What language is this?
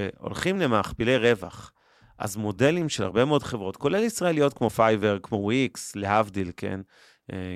Hebrew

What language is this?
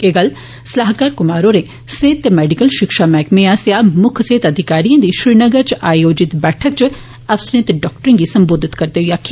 Dogri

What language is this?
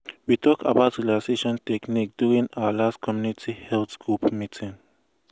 Nigerian Pidgin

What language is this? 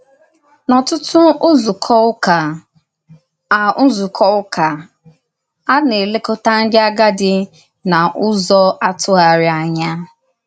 Igbo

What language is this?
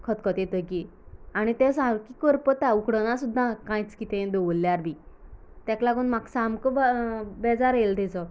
Konkani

